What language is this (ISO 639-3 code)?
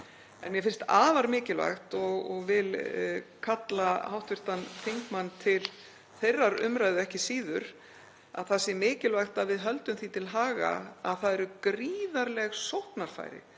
isl